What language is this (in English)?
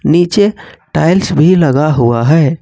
Hindi